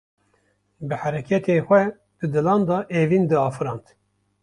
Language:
Kurdish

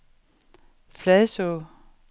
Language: Danish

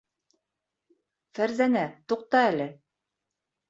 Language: Bashkir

